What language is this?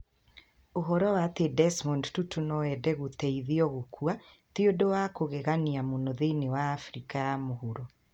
Kikuyu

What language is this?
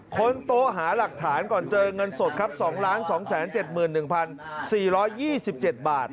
Thai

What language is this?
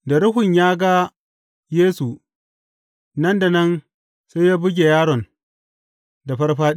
Hausa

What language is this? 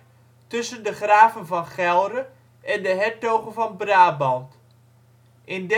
Dutch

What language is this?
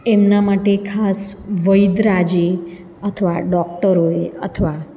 Gujarati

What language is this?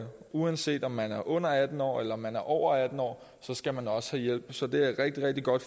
Danish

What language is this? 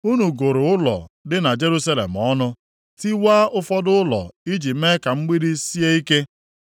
Igbo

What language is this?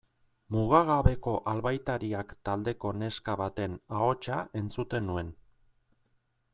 Basque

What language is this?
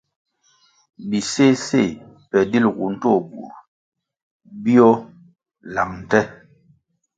Kwasio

